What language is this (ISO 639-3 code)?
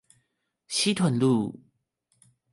zho